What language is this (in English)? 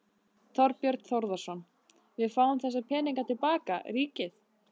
Icelandic